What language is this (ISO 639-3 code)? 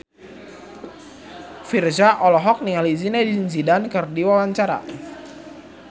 sun